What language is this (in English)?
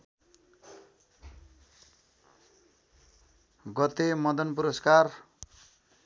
Nepali